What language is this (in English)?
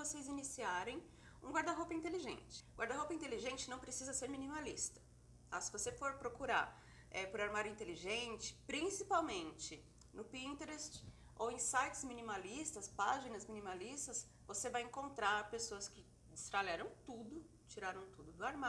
Portuguese